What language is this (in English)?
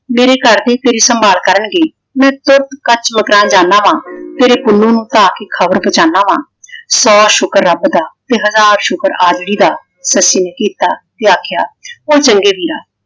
Punjabi